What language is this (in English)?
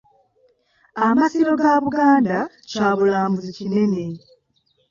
Ganda